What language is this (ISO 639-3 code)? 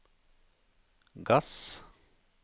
nor